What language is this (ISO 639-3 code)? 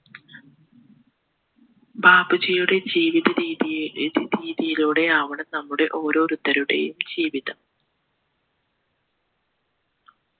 mal